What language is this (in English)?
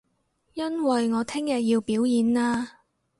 Cantonese